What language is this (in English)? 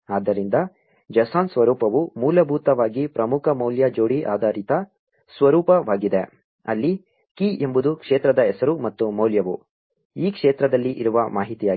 Kannada